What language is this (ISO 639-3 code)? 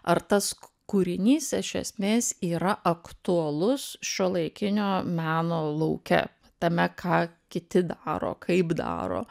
lit